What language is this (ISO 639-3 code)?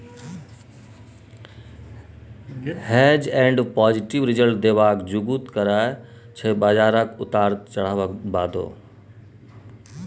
mai